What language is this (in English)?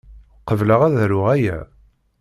Kabyle